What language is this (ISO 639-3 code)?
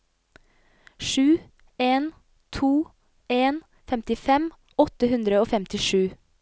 nor